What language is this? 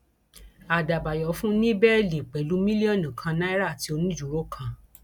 Yoruba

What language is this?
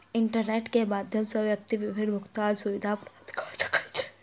Maithili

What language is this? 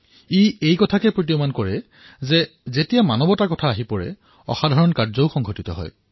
Assamese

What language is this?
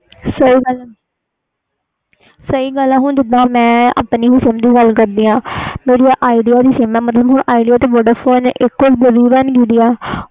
Punjabi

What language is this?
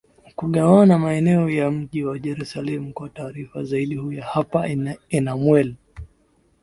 Swahili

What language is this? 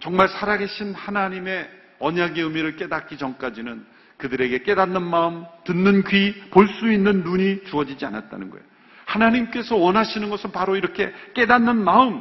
Korean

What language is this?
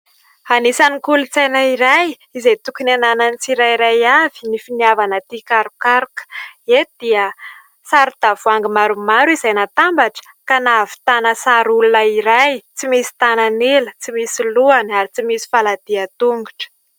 Malagasy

